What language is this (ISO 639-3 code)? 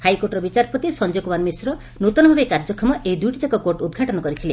ori